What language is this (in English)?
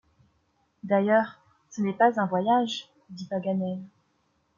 French